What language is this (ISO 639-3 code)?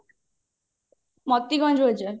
ori